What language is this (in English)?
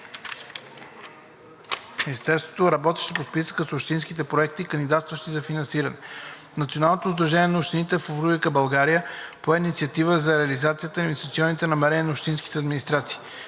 Bulgarian